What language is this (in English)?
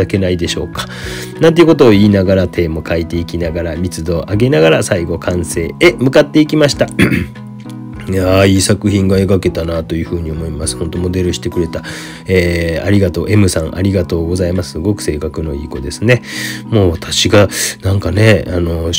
Japanese